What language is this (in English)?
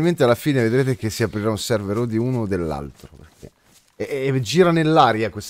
Italian